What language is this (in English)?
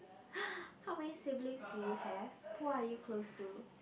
English